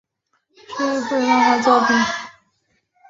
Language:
Chinese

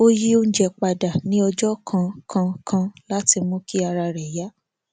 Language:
Yoruba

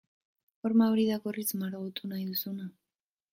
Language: Basque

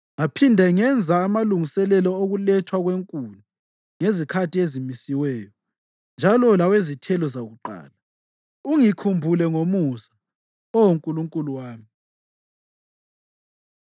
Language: North Ndebele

